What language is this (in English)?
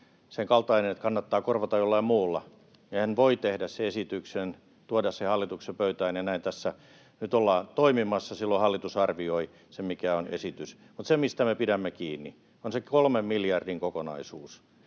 Finnish